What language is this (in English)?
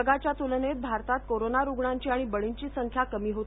Marathi